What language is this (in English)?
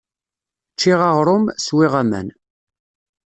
Kabyle